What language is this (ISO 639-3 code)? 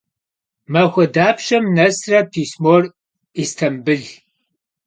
kbd